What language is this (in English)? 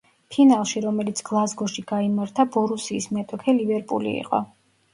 Georgian